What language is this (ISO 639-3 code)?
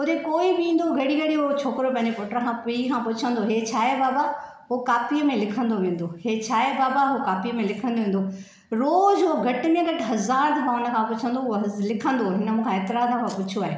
snd